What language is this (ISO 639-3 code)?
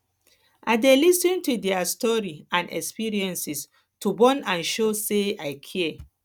pcm